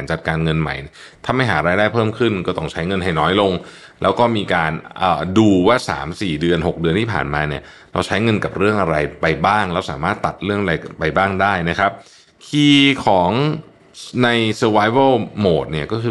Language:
Thai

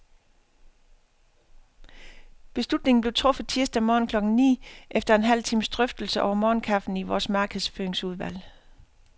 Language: Danish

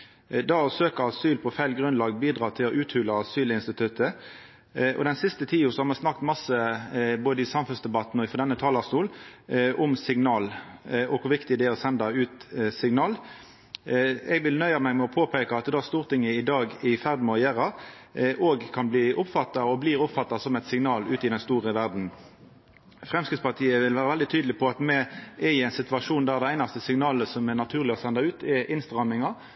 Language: Norwegian Nynorsk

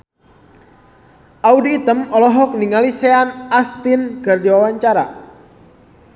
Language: Sundanese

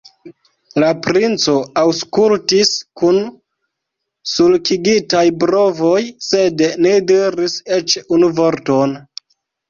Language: Esperanto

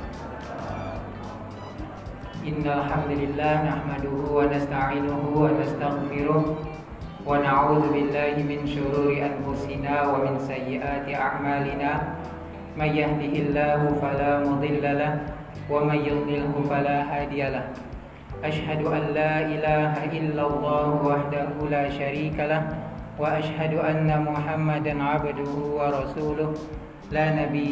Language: Indonesian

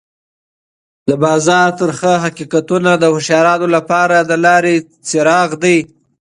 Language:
Pashto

